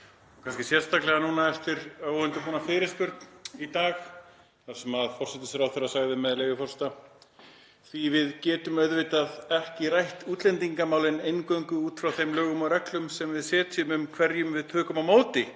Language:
Icelandic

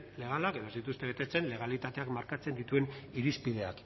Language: Basque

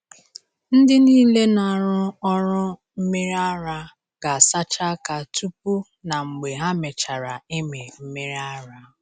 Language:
Igbo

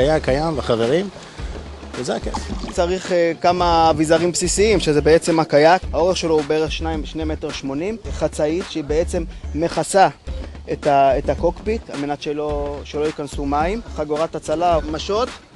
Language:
Hebrew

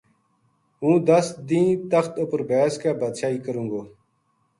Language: Gujari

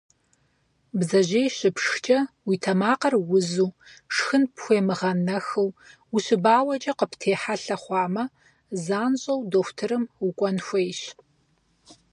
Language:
Kabardian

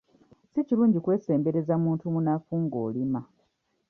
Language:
Ganda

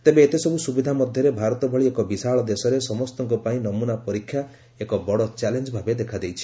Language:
Odia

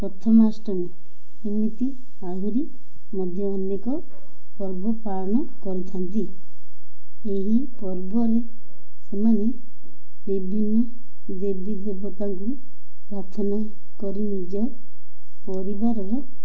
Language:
Odia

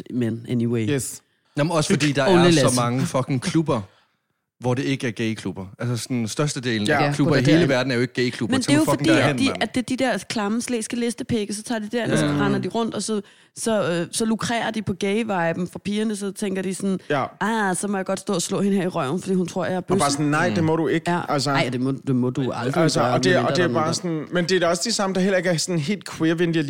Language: Danish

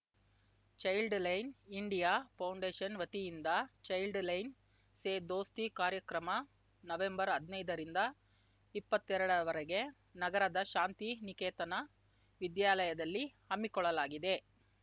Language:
Kannada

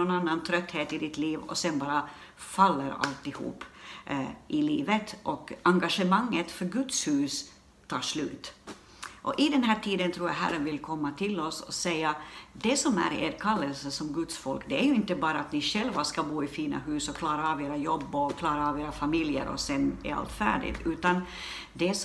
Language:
Swedish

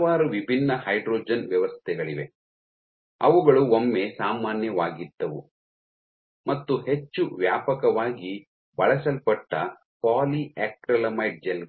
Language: Kannada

